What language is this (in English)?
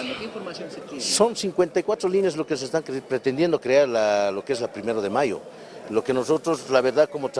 Spanish